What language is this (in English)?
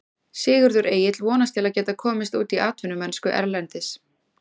Icelandic